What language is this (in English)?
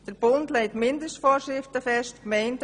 Swiss German